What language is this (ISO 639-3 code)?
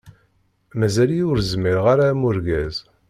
kab